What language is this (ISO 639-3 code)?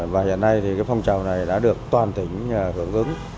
vie